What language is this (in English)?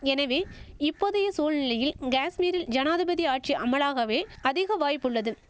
Tamil